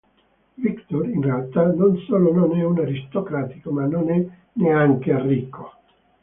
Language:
Italian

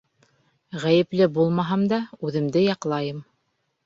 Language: Bashkir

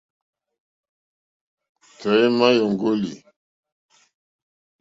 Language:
Mokpwe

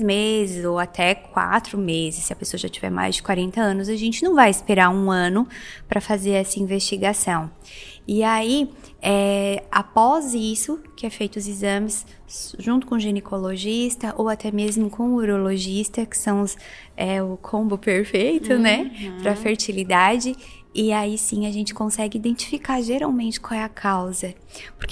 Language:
Portuguese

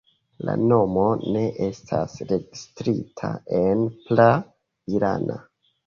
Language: Esperanto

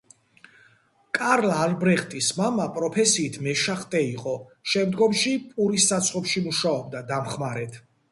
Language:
Georgian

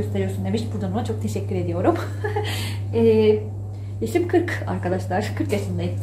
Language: Turkish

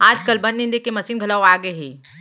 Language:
Chhattisgarhi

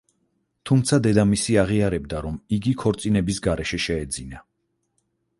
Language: Georgian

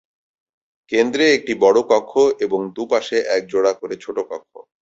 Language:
Bangla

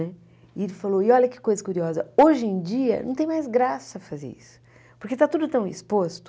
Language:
Portuguese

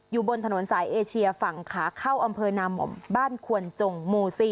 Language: Thai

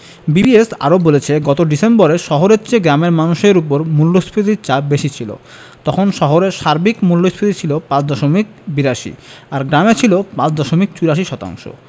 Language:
Bangla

